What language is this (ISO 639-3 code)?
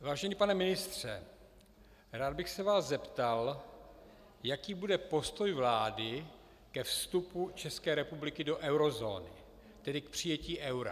ces